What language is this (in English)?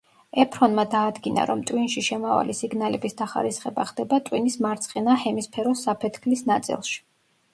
Georgian